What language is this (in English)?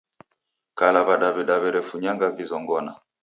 Taita